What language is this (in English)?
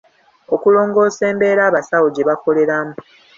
Ganda